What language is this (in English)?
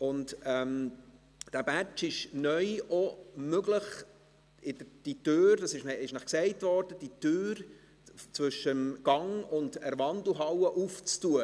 Swiss German